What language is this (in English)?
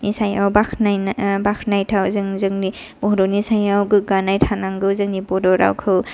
Bodo